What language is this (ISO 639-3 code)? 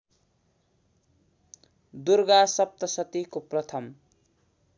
nep